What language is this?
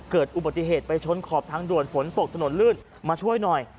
Thai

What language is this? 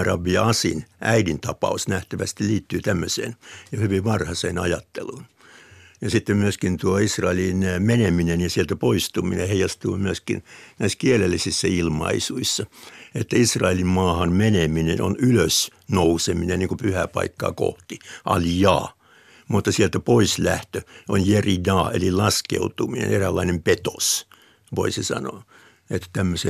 Finnish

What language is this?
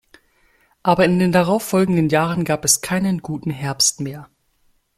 German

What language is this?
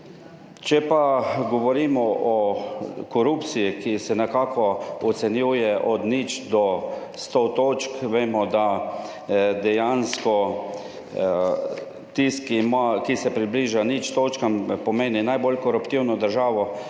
Slovenian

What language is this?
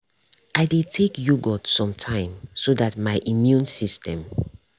Nigerian Pidgin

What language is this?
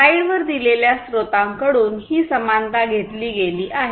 Marathi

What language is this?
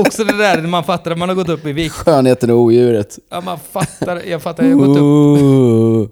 Swedish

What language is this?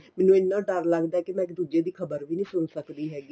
Punjabi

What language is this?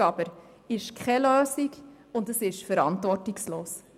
Swiss German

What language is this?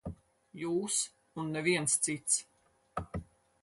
Latvian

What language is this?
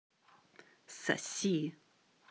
Russian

